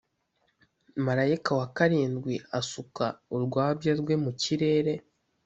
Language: Kinyarwanda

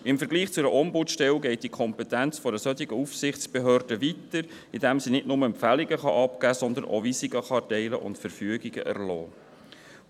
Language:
Swiss German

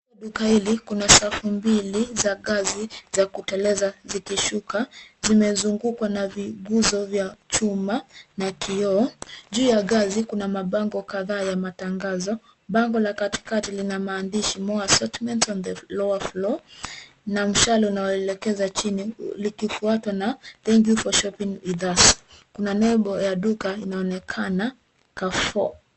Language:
Swahili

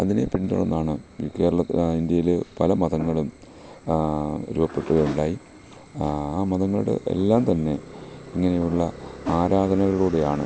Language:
Malayalam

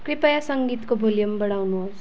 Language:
Nepali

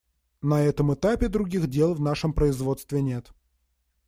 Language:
Russian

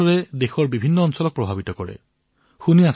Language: Assamese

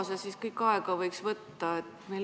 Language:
Estonian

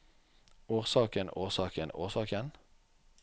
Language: Norwegian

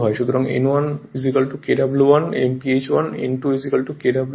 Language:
Bangla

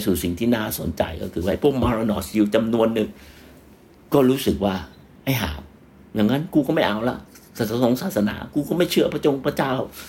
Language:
Thai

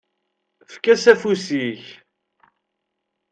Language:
Kabyle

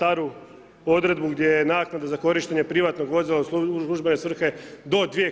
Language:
Croatian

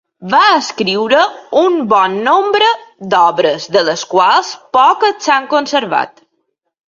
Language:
Catalan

